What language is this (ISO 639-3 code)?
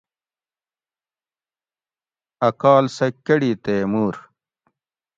gwc